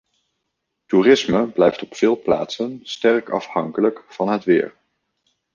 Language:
Dutch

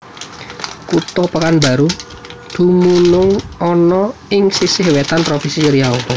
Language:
Javanese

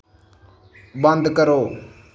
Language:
Dogri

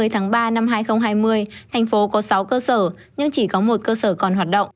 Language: Vietnamese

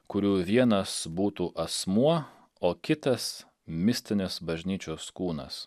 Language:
Lithuanian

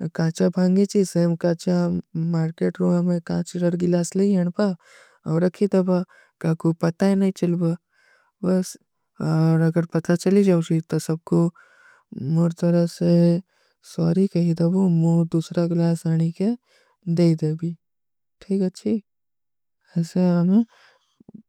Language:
Kui (India)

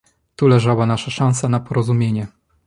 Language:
Polish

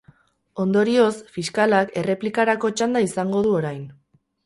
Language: Basque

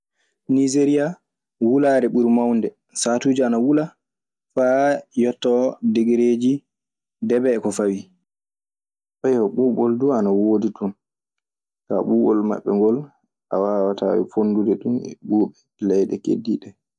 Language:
Maasina Fulfulde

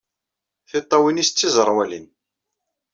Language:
Kabyle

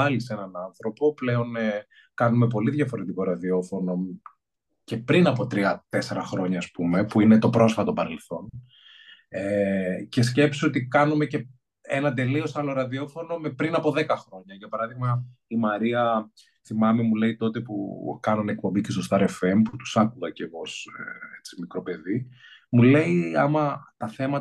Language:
Greek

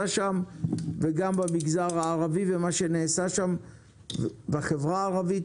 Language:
Hebrew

